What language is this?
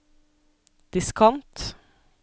Norwegian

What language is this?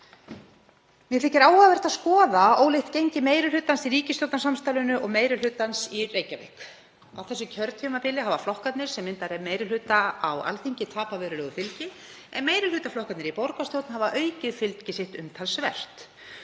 Icelandic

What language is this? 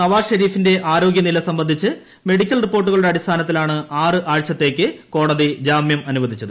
Malayalam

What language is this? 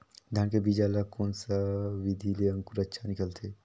Chhattisgarhi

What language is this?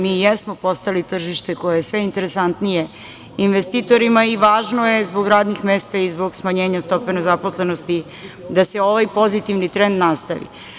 Serbian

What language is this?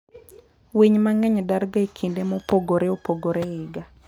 Luo (Kenya and Tanzania)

